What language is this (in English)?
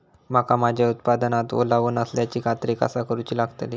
Marathi